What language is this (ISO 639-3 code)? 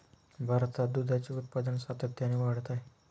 mar